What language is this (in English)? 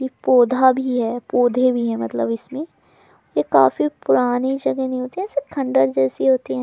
Hindi